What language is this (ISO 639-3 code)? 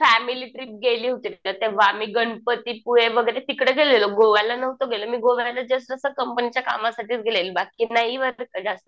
mar